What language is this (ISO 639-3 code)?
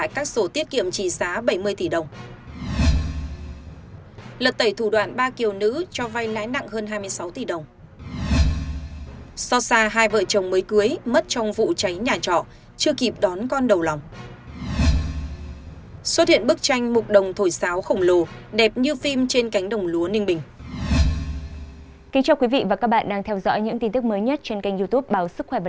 vie